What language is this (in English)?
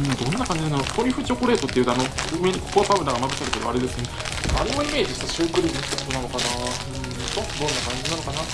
Japanese